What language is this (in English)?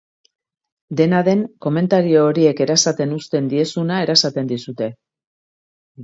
Basque